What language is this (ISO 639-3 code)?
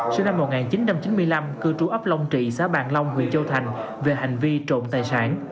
vie